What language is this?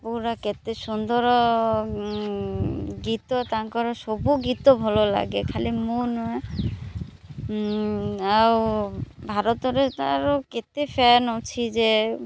Odia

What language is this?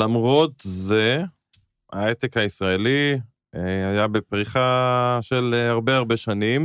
Hebrew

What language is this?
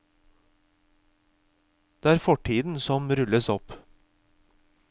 Norwegian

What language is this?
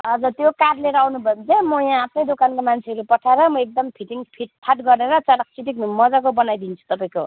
Nepali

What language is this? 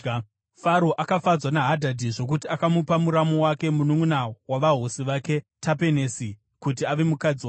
Shona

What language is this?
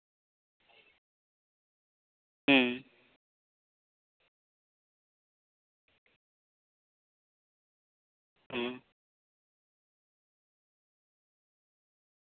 Santali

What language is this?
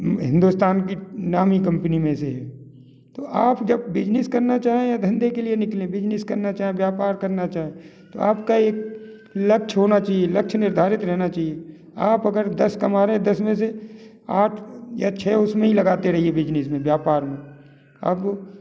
Hindi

